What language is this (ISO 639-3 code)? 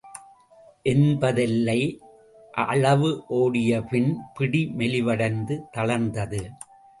tam